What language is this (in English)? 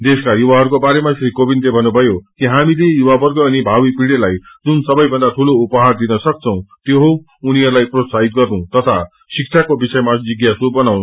Nepali